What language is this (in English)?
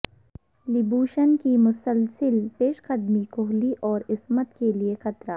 Urdu